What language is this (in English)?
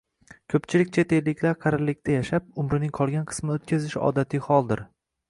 Uzbek